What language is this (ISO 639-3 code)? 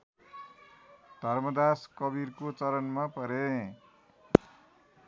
nep